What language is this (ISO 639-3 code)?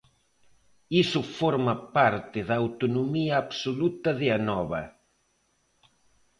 glg